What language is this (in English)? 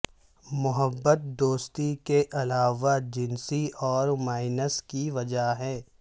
Urdu